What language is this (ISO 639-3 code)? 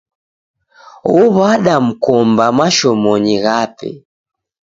dav